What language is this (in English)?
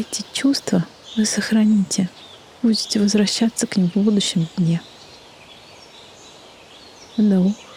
Russian